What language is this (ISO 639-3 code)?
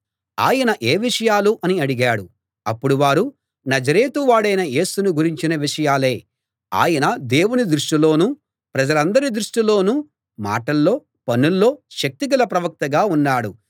tel